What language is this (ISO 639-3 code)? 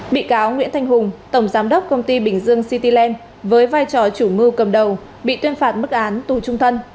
vie